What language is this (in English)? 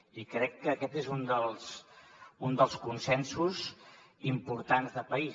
Catalan